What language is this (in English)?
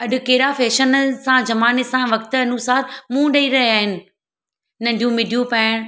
Sindhi